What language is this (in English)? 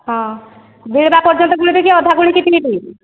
Odia